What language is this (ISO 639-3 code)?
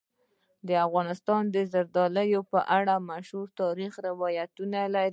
pus